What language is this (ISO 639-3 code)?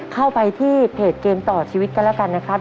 tha